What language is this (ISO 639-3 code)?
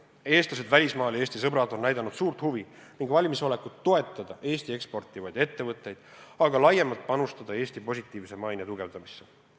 est